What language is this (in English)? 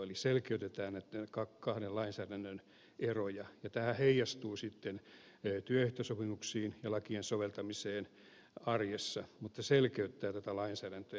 Finnish